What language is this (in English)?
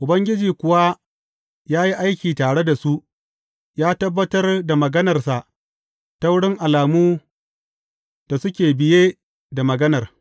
Hausa